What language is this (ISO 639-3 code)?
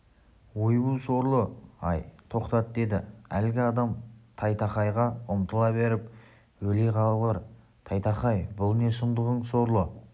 kaz